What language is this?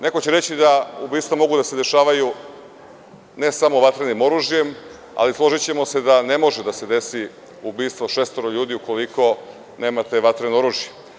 Serbian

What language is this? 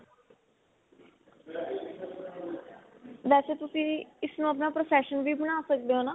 Punjabi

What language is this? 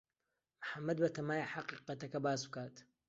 Central Kurdish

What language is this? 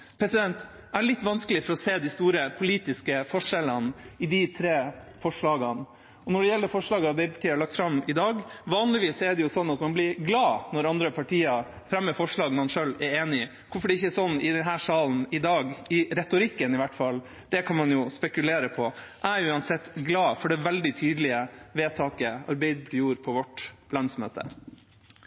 Norwegian Bokmål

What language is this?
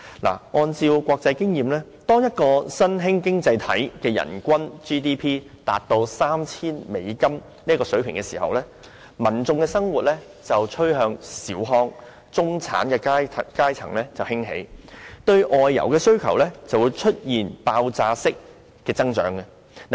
Cantonese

